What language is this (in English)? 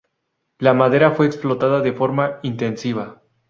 Spanish